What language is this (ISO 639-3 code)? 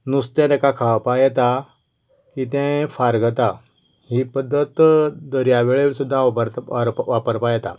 kok